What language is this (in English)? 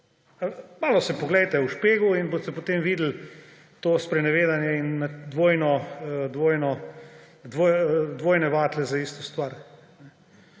Slovenian